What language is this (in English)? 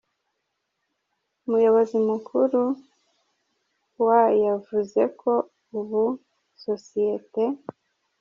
Kinyarwanda